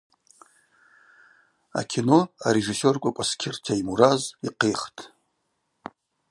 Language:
Abaza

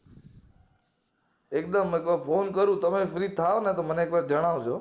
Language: Gujarati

